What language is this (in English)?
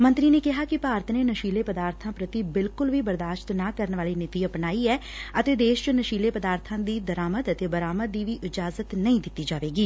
Punjabi